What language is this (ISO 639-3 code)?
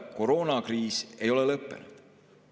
est